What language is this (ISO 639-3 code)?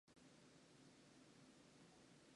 jpn